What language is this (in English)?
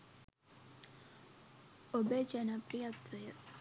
Sinhala